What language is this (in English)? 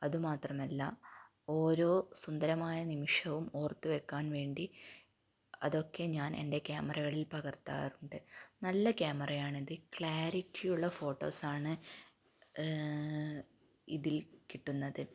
Malayalam